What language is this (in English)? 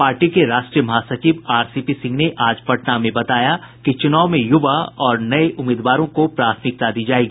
Hindi